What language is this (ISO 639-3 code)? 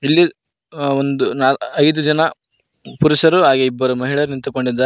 kan